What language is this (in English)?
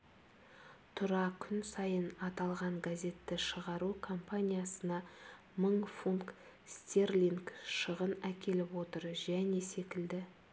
Kazakh